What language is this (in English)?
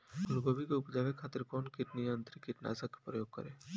Bhojpuri